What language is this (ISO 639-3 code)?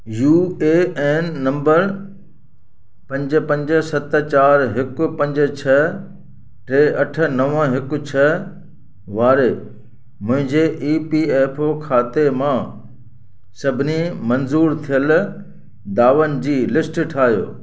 snd